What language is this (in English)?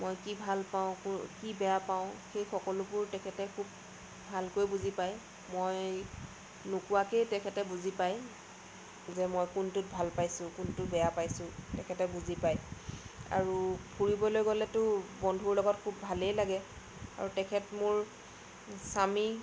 Assamese